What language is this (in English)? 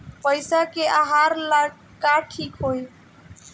Bhojpuri